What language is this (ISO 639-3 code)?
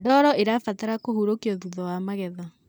kik